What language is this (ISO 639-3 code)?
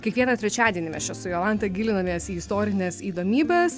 lit